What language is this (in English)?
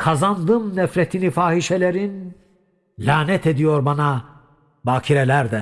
Turkish